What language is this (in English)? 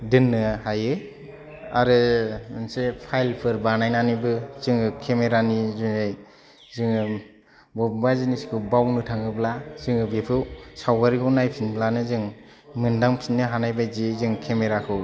Bodo